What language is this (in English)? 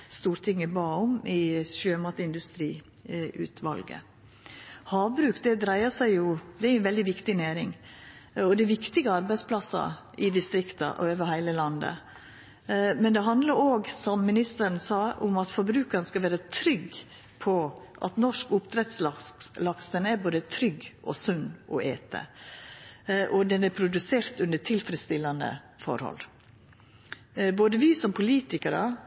Norwegian Nynorsk